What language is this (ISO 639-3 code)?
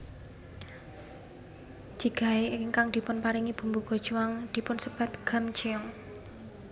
jav